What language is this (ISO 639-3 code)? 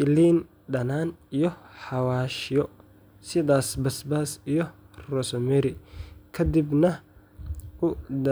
som